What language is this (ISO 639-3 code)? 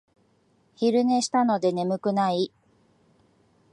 jpn